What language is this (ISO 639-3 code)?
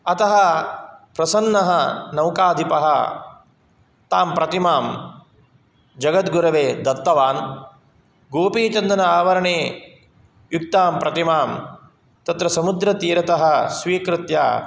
san